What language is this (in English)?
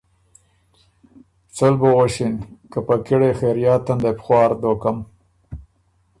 Ormuri